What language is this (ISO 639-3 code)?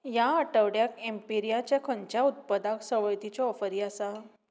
kok